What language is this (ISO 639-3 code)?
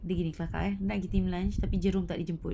eng